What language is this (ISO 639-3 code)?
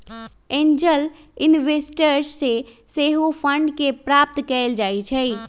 mag